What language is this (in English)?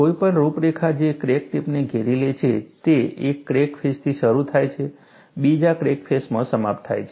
Gujarati